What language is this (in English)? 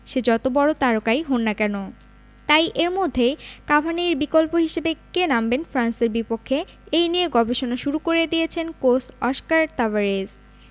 Bangla